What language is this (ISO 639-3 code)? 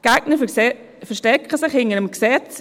gsw